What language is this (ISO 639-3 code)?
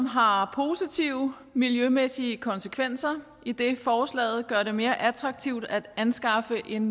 dan